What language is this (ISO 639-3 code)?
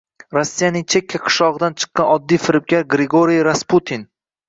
uzb